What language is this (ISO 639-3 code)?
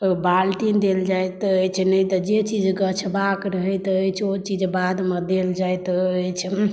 mai